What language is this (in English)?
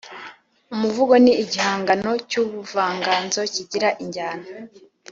Kinyarwanda